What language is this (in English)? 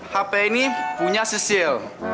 Indonesian